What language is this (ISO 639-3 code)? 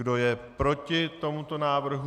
ces